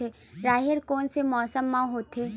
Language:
Chhattisgarhi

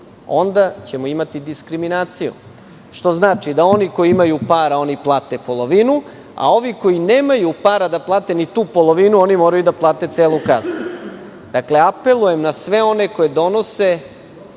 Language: Serbian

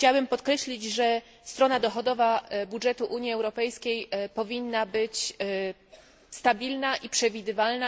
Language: Polish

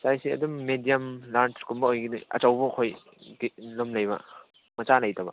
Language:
Manipuri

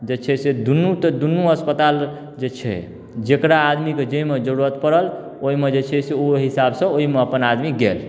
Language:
Maithili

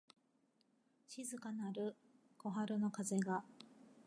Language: Japanese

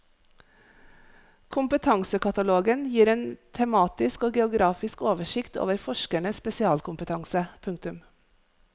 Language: Norwegian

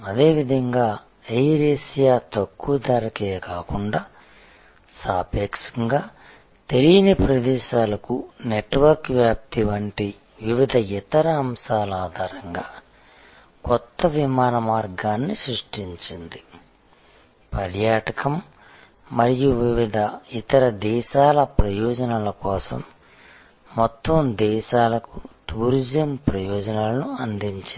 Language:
Telugu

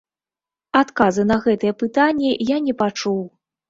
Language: Belarusian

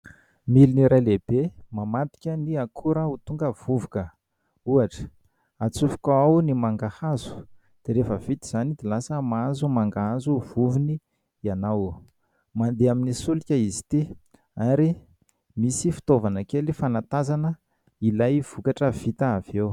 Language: Malagasy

